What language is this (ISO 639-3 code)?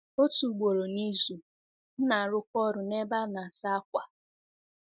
ibo